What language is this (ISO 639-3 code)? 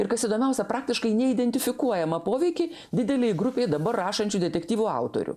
lit